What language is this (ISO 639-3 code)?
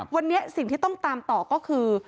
tha